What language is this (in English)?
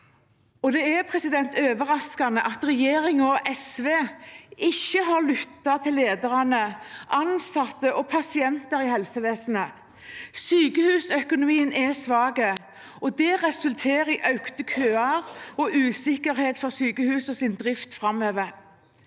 Norwegian